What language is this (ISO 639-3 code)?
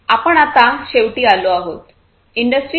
mar